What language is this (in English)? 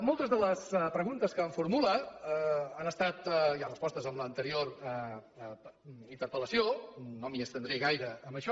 Catalan